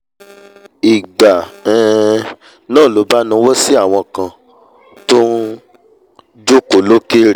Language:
Yoruba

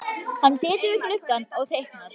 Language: Icelandic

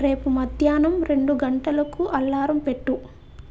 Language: Telugu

